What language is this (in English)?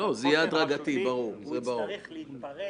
Hebrew